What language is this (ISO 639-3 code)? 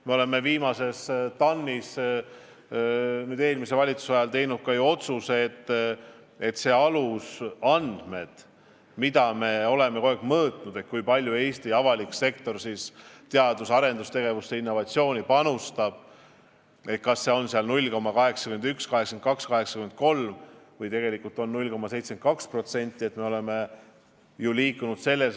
est